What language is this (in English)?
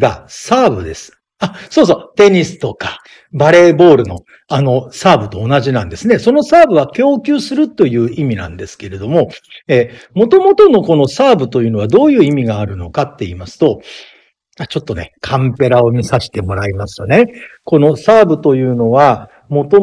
Japanese